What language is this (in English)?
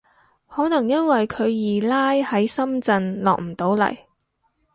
Cantonese